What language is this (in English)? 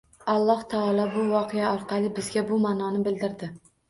Uzbek